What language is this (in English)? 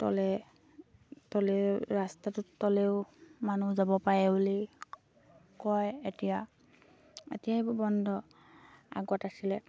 Assamese